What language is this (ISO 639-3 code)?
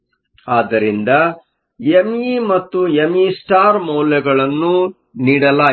kan